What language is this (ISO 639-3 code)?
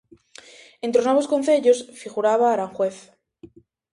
glg